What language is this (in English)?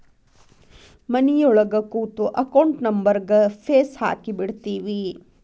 Kannada